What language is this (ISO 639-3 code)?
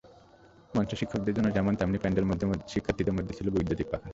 ben